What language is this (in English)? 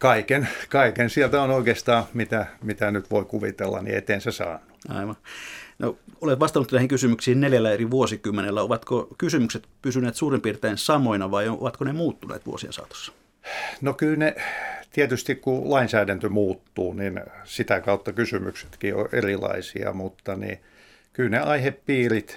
Finnish